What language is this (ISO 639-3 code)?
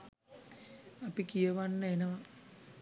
sin